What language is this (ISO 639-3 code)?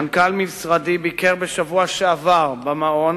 heb